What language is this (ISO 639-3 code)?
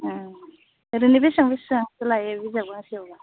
brx